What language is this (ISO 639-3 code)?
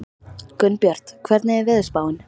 isl